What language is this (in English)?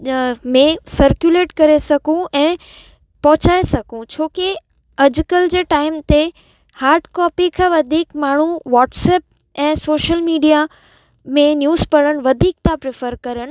Sindhi